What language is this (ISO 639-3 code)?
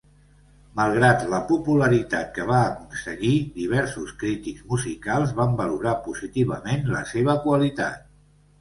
cat